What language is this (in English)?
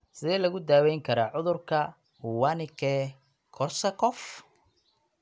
Somali